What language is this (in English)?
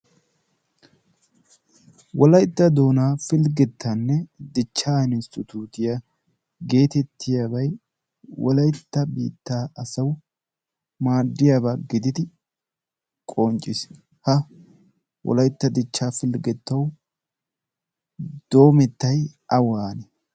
Wolaytta